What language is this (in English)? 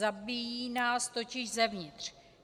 Czech